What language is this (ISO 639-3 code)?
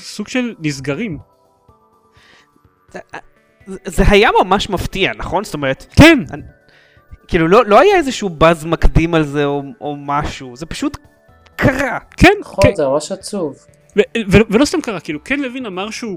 heb